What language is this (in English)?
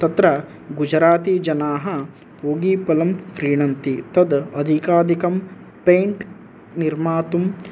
Sanskrit